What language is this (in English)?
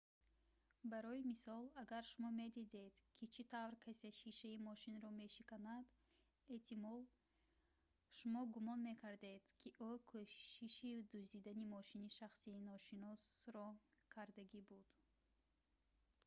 Tajik